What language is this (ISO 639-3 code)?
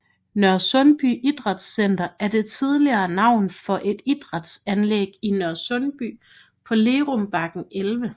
dan